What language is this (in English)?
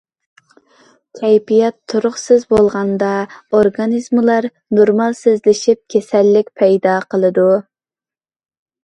Uyghur